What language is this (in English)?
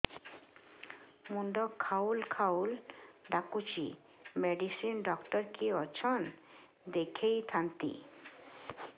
Odia